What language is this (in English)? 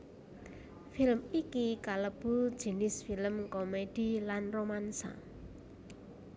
Javanese